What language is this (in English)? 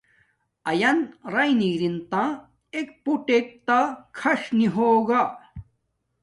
Domaaki